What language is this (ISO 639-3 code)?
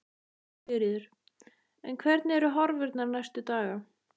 isl